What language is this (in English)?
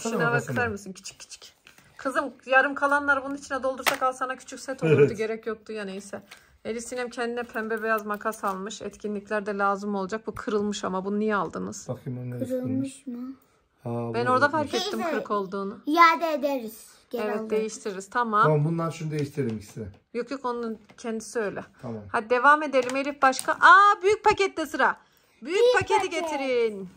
Turkish